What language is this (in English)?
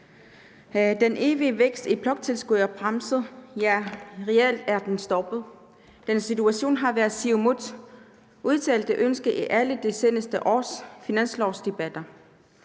Danish